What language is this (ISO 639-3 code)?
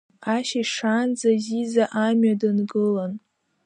abk